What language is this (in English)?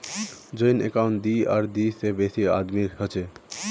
Magahi